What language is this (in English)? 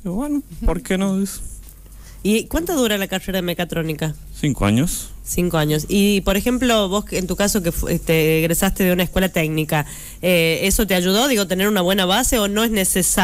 Spanish